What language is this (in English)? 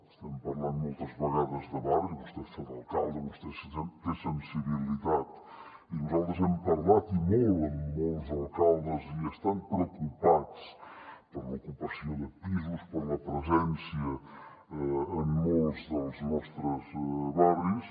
Catalan